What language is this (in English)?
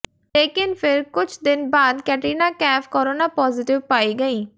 Hindi